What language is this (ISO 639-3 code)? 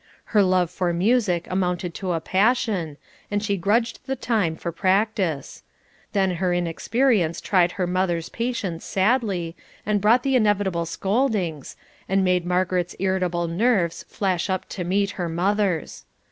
eng